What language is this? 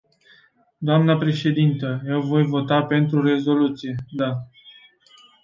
Romanian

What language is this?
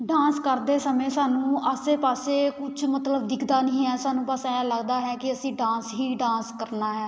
Punjabi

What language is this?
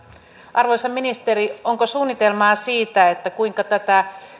Finnish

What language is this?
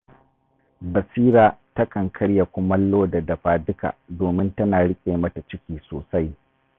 Hausa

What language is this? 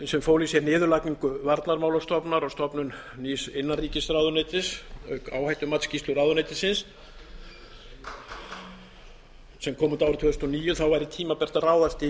Icelandic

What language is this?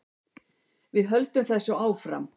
Icelandic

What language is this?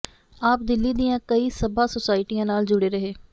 Punjabi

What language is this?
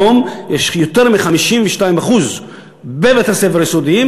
Hebrew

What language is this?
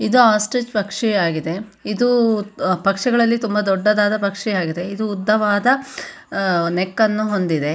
Kannada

